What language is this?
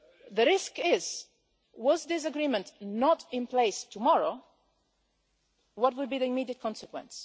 English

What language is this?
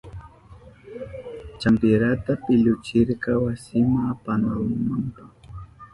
Southern Pastaza Quechua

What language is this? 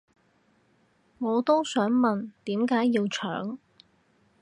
Cantonese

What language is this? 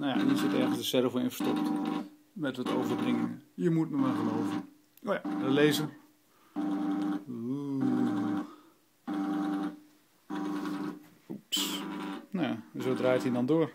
Dutch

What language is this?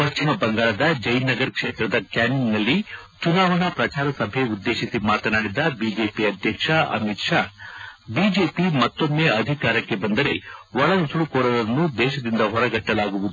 Kannada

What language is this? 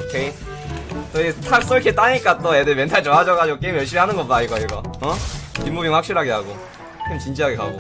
Korean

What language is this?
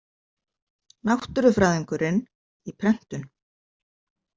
Icelandic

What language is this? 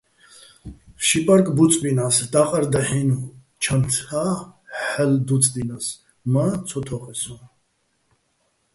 Bats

